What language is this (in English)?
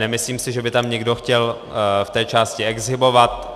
Czech